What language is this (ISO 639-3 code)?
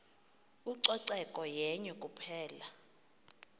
xho